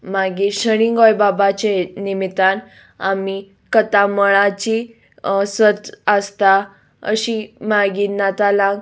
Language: Konkani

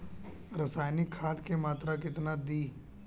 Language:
Bhojpuri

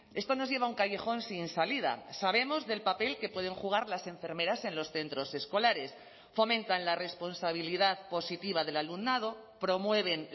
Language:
Spanish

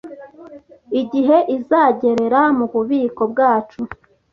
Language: Kinyarwanda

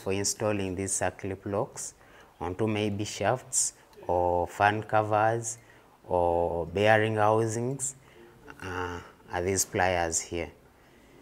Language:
English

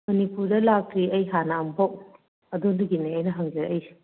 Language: Manipuri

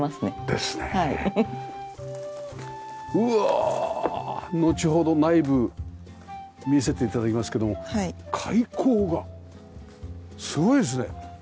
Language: Japanese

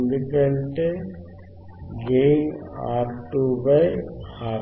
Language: Telugu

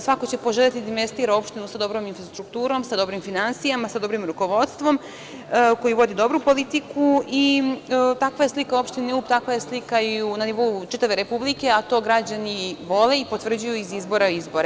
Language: Serbian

